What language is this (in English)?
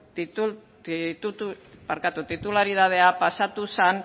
Basque